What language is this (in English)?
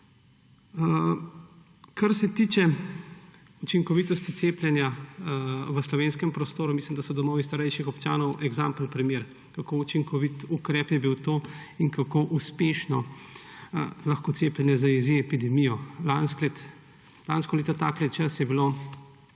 Slovenian